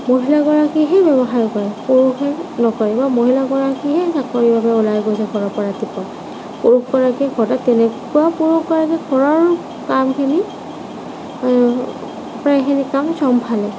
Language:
Assamese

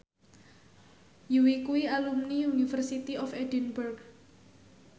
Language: Javanese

